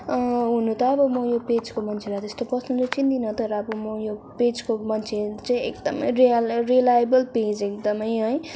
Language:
Nepali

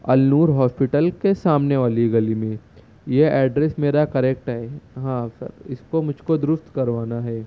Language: Urdu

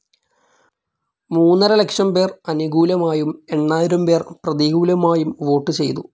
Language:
Malayalam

